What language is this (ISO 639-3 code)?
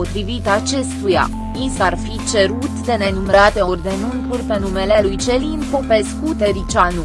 ron